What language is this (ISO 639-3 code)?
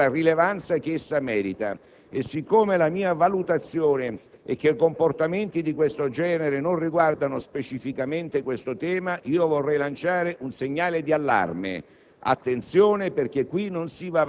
ita